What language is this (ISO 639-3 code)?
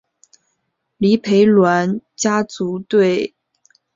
zho